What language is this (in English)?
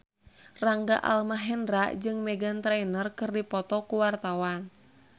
Sundanese